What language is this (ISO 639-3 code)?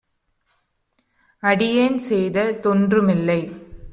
tam